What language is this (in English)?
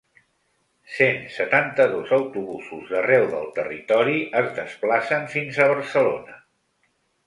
Catalan